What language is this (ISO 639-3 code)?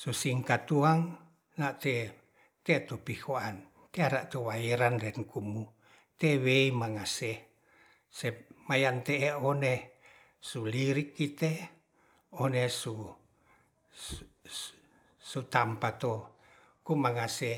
rth